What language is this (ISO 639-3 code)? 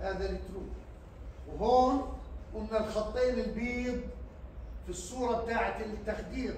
ara